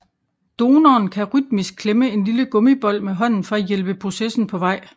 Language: Danish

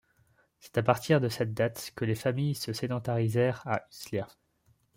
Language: French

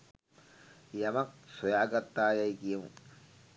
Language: Sinhala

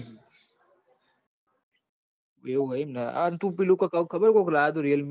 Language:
Gujarati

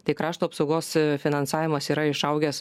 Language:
Lithuanian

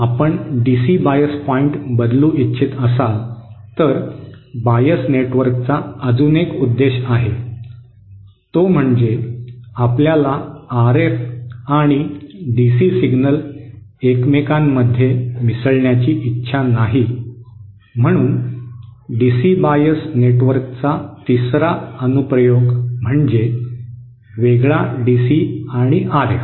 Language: Marathi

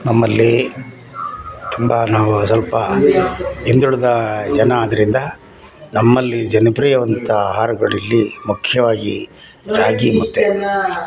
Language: Kannada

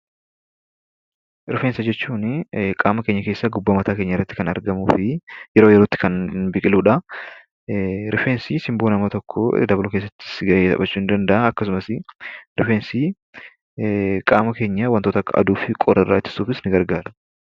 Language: Oromo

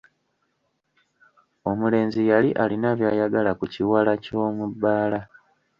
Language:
Ganda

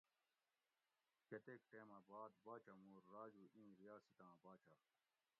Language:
Gawri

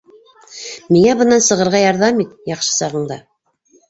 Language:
Bashkir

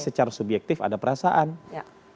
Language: Indonesian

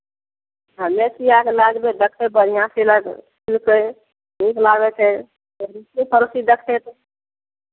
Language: Maithili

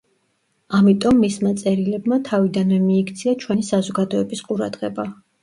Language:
Georgian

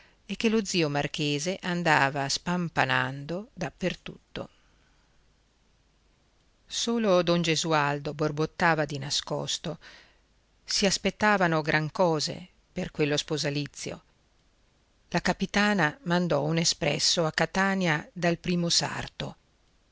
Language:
Italian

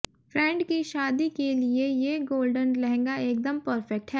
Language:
Hindi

